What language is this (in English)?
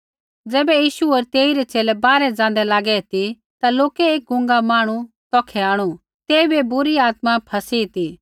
Kullu Pahari